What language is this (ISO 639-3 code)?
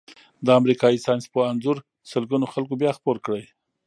pus